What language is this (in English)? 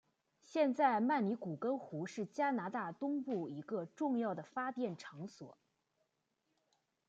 Chinese